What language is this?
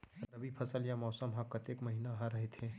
Chhattisgarhi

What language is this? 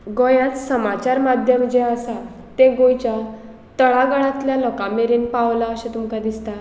Konkani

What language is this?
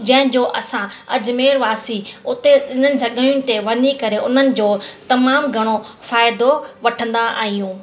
Sindhi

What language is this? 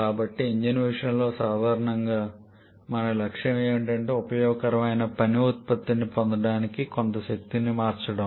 Telugu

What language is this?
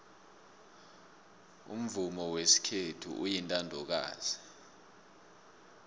South Ndebele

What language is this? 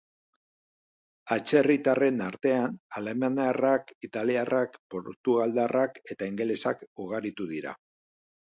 Basque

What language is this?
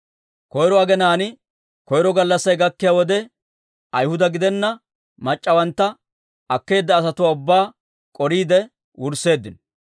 Dawro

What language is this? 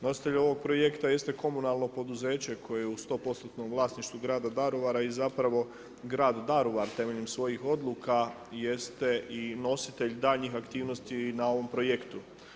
Croatian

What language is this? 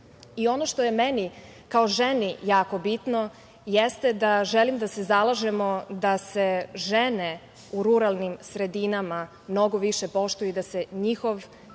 Serbian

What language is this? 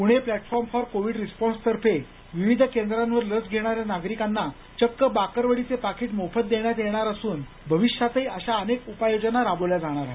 Marathi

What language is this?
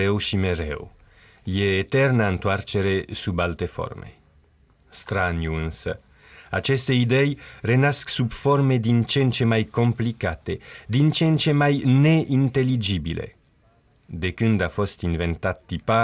Romanian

